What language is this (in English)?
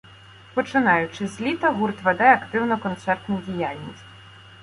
Ukrainian